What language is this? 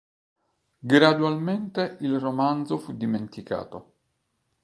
Italian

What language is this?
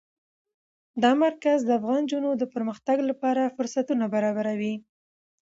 Pashto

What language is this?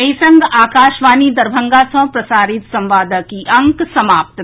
Maithili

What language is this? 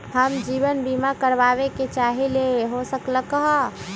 Magahi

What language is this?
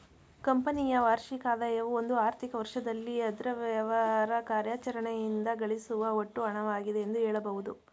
Kannada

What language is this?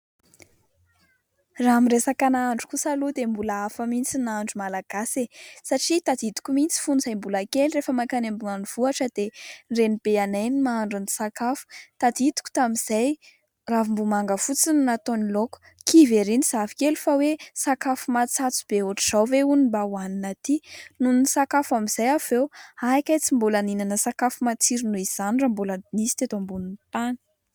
Malagasy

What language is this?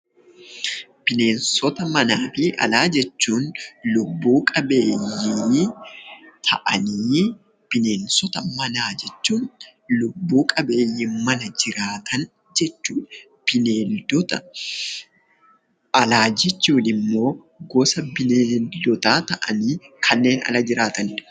Oromo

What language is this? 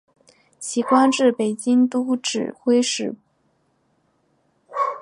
Chinese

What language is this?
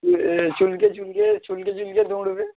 Bangla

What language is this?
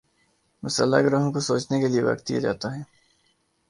Urdu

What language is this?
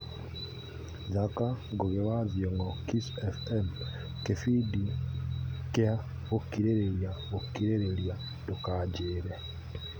Kikuyu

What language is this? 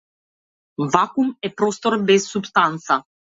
Macedonian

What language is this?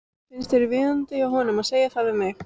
Icelandic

